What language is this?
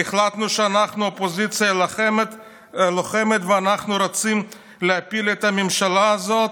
Hebrew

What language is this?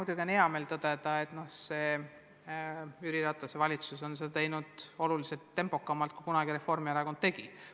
Estonian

